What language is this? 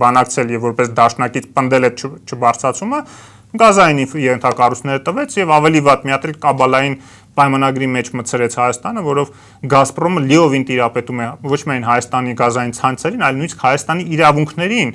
Romanian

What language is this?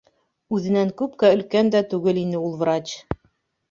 Bashkir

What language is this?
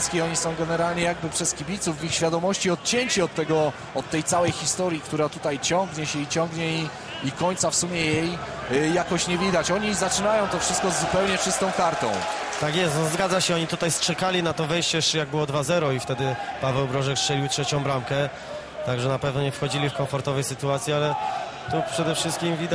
Polish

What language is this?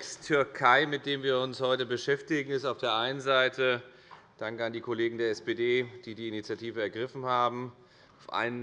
German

